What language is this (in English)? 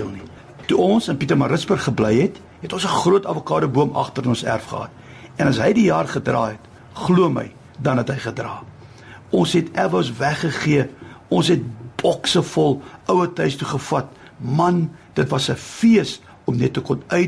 French